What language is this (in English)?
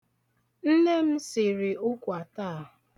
Igbo